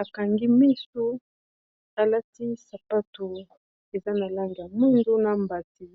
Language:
Lingala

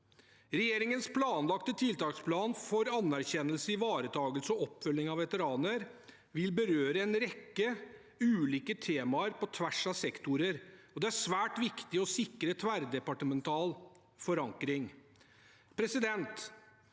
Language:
Norwegian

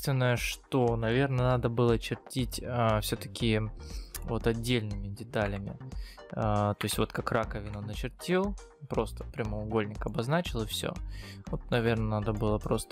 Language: Russian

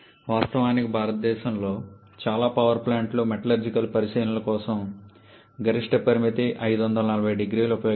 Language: Telugu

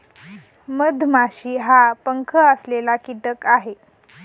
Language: Marathi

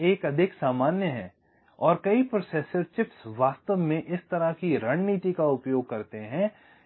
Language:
Hindi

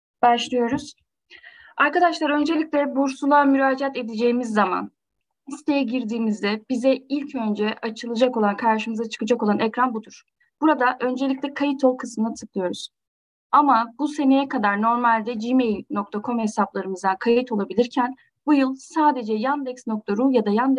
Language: Turkish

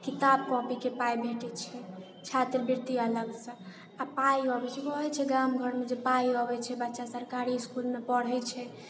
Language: Maithili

